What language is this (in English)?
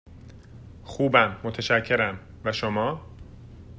Persian